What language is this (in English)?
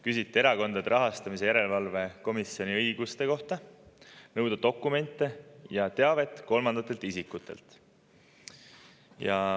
Estonian